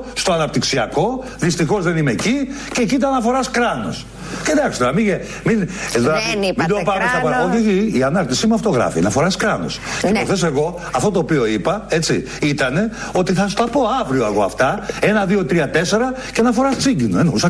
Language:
Greek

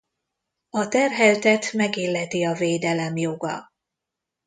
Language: Hungarian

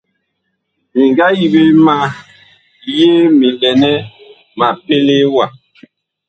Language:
Bakoko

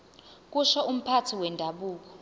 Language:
Zulu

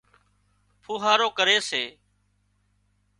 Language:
Wadiyara Koli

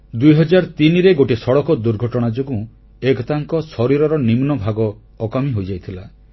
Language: Odia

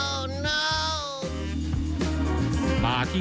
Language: Thai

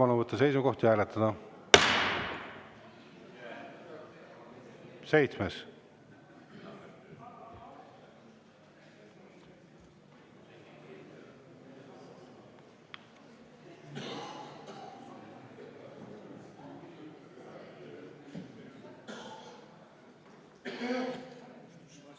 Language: Estonian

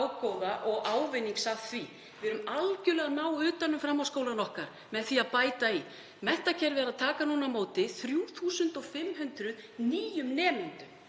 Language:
Icelandic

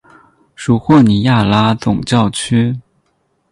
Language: Chinese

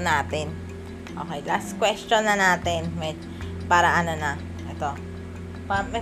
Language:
Filipino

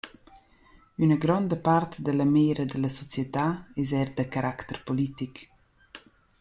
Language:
Romansh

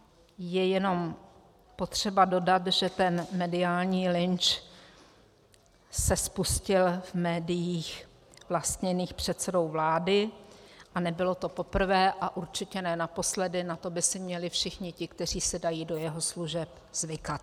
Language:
Czech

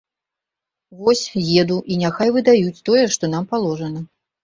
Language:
Belarusian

